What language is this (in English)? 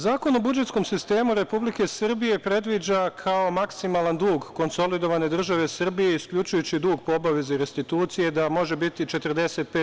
Serbian